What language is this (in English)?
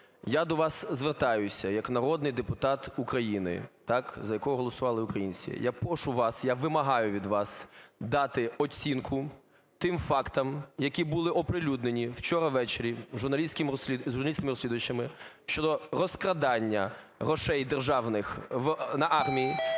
Ukrainian